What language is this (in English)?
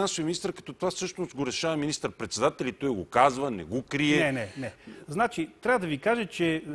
Bulgarian